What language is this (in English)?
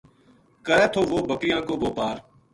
Gujari